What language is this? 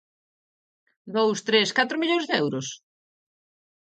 Galician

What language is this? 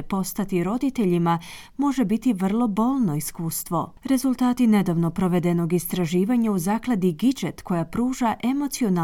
Croatian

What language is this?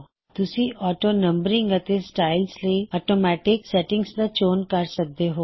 Punjabi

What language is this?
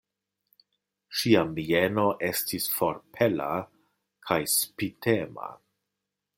Esperanto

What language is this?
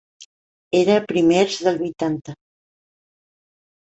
Catalan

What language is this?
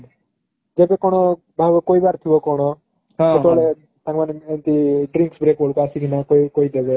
Odia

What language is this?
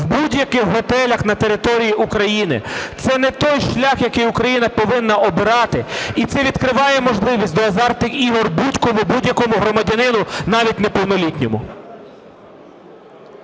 Ukrainian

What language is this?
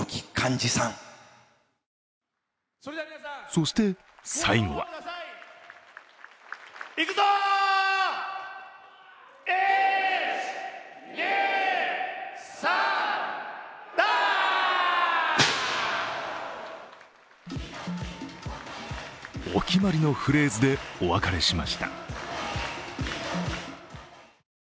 Japanese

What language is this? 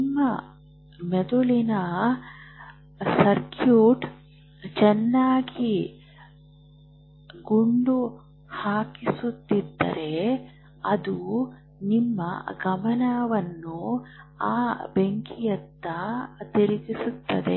Kannada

